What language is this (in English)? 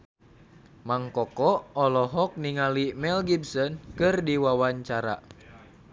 Sundanese